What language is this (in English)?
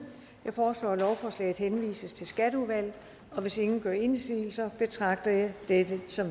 Danish